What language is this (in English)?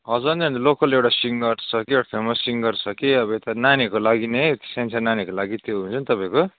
Nepali